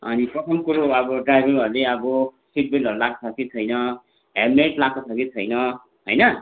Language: Nepali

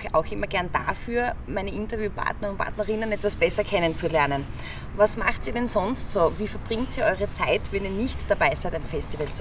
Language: German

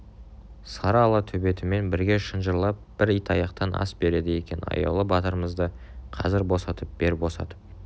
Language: Kazakh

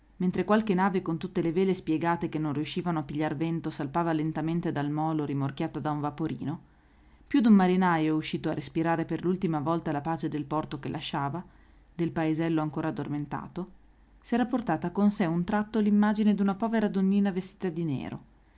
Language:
Italian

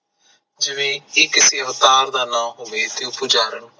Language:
Punjabi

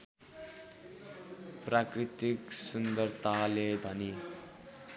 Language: Nepali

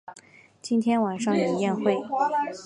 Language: Chinese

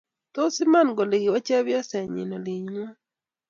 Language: Kalenjin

